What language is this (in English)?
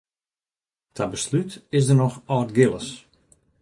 Western Frisian